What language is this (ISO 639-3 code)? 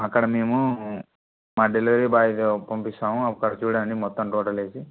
tel